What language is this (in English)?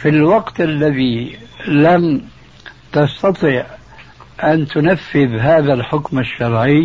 Arabic